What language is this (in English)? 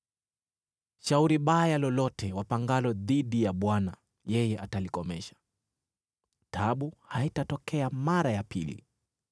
Swahili